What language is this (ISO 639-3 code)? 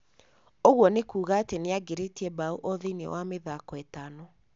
kik